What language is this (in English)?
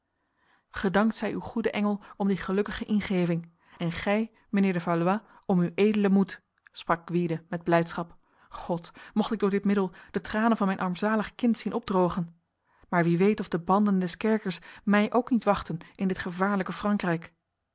Dutch